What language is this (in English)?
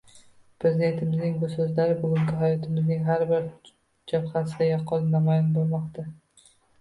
Uzbek